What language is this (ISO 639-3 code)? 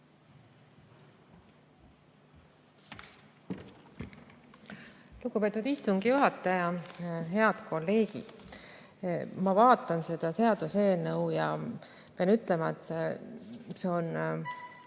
est